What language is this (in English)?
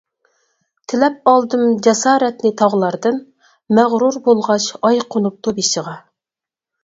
Uyghur